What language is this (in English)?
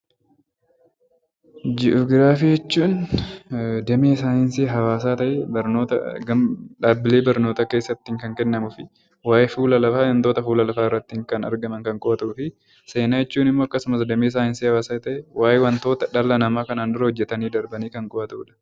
Oromo